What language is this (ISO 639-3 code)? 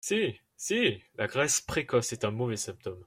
fra